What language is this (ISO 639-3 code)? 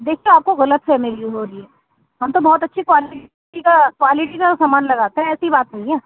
urd